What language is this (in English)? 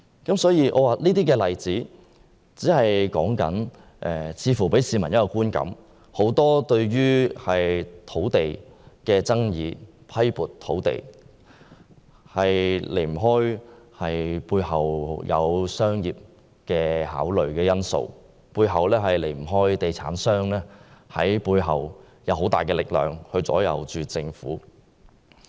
Cantonese